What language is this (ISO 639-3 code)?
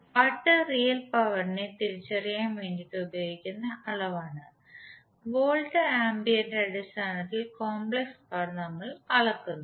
mal